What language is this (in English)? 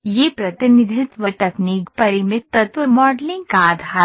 Hindi